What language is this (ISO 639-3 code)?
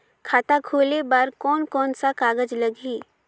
hne